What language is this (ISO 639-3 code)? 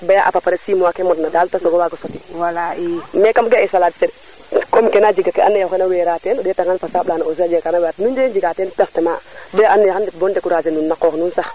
srr